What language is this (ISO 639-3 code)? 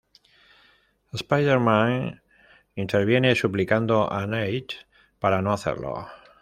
spa